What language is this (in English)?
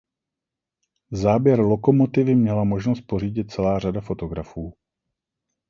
Czech